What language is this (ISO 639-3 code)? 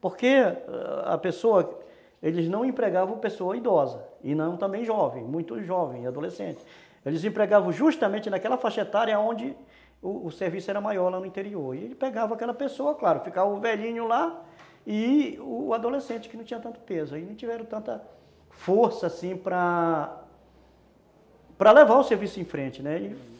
por